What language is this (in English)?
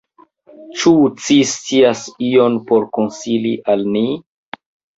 Esperanto